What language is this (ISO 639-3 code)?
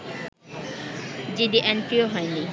ben